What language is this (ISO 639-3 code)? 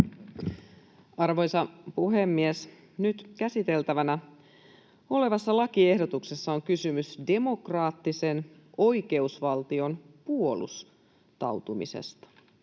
fin